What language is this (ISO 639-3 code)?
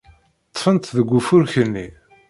kab